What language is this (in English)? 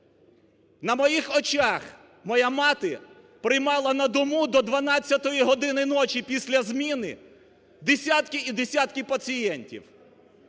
Ukrainian